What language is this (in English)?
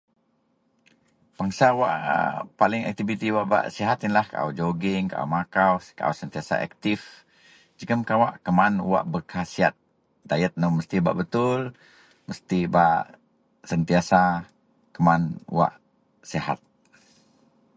Central Melanau